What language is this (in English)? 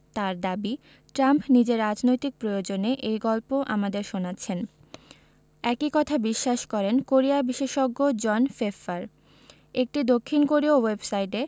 Bangla